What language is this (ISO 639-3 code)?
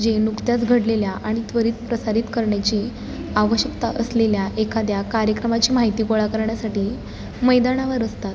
mar